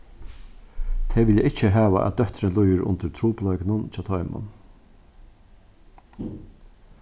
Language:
Faroese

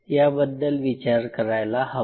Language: Marathi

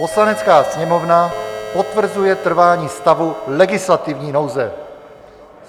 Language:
Czech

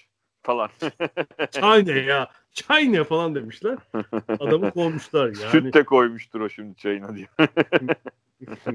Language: Turkish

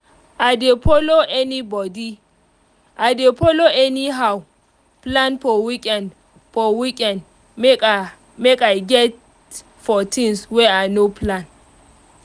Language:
Nigerian Pidgin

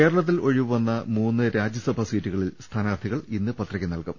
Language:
Malayalam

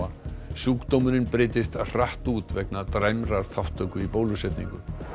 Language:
Icelandic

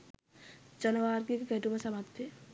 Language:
Sinhala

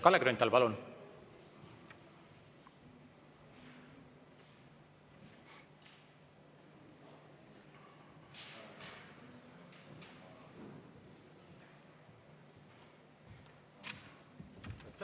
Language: Estonian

